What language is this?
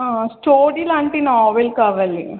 Telugu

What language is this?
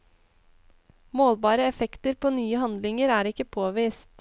Norwegian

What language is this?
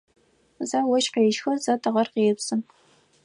Adyghe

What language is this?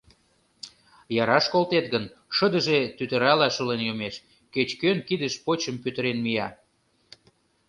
Mari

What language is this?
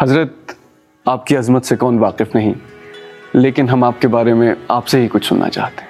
Urdu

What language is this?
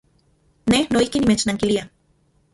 Central Puebla Nahuatl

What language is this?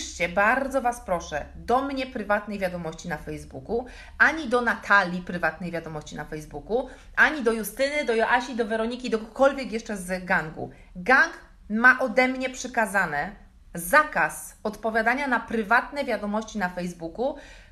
Polish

